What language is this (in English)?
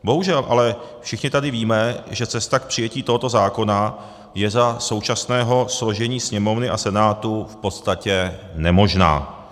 Czech